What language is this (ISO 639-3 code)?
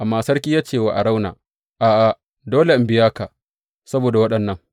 hau